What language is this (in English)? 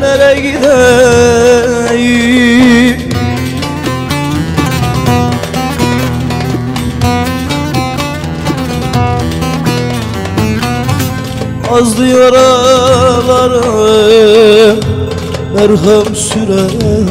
Turkish